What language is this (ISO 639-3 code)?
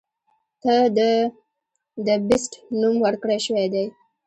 pus